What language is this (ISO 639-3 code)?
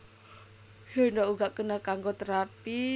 jav